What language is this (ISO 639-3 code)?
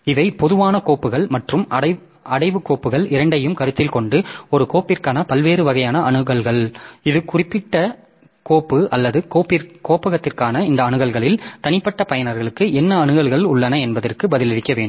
tam